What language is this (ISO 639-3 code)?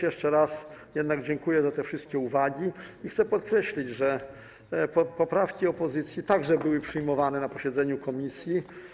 pol